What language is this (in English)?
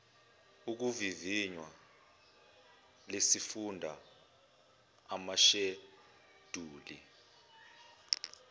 Zulu